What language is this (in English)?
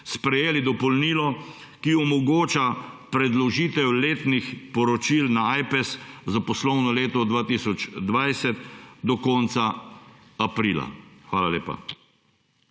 Slovenian